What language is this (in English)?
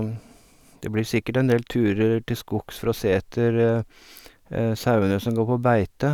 Norwegian